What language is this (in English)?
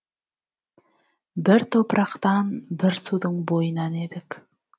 Kazakh